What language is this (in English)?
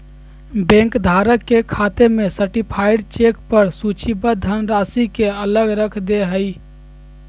Magahi